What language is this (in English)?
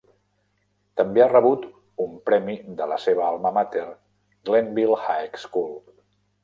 Catalan